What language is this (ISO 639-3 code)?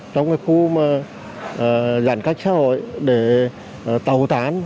vie